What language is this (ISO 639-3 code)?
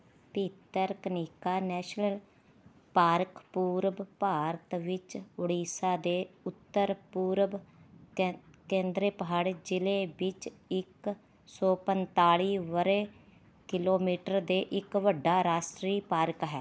pan